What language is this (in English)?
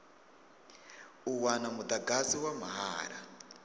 Venda